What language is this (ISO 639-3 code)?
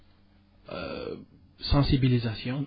wol